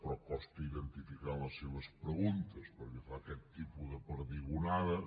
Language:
Catalan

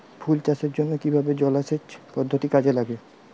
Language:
Bangla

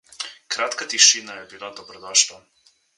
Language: Slovenian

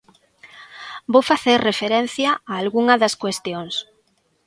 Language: Galician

